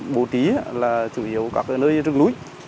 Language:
Vietnamese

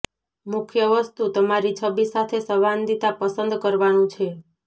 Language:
Gujarati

